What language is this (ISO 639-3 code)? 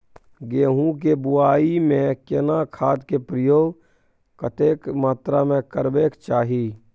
mai